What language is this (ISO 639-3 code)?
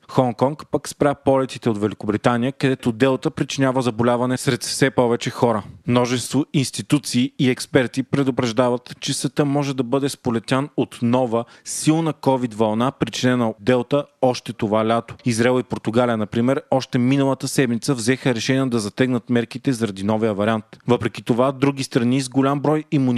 bul